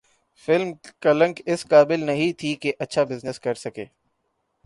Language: Urdu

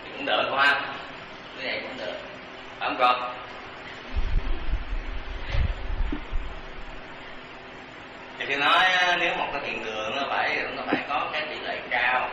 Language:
Vietnamese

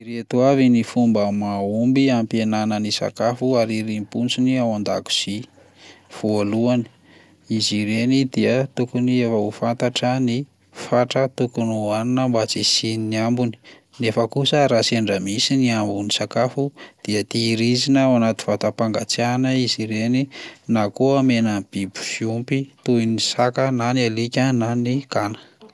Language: Malagasy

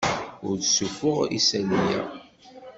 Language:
Kabyle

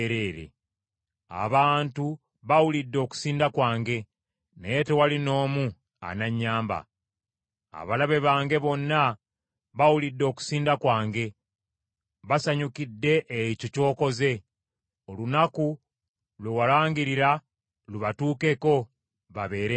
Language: Ganda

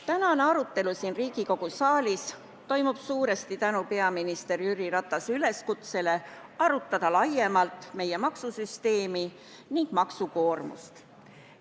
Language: Estonian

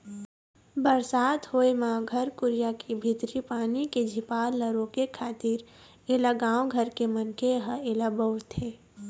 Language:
Chhattisgarhi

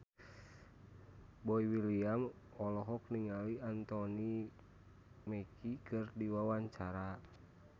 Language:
Sundanese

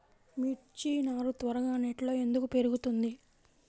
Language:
Telugu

